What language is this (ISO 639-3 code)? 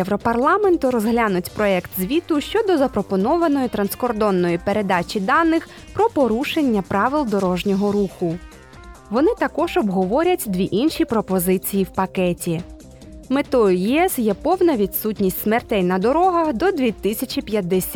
ukr